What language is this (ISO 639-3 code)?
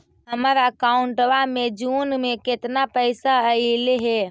mag